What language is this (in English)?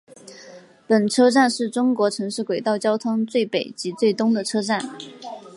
Chinese